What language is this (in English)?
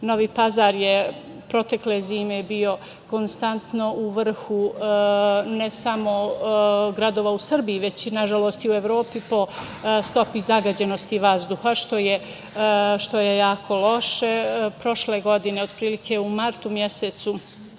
Serbian